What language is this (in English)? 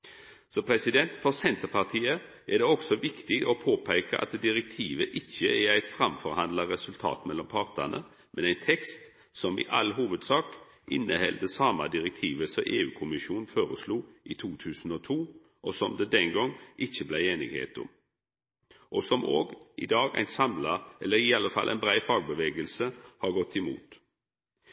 Norwegian Nynorsk